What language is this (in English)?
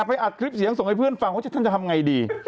Thai